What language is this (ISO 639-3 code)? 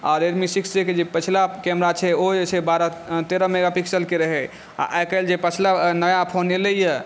mai